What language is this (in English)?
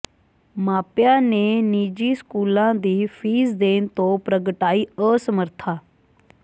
Punjabi